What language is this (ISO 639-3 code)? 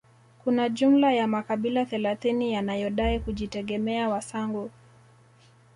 swa